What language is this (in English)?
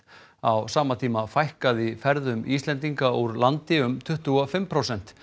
Icelandic